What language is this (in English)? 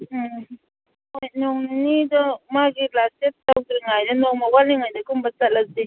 Manipuri